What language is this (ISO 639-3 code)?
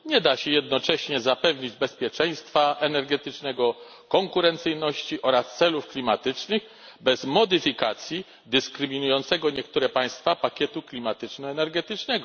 pol